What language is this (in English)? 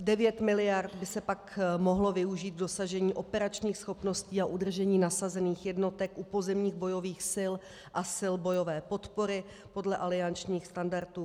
Czech